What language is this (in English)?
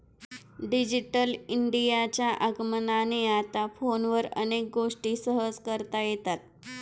Marathi